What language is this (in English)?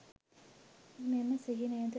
Sinhala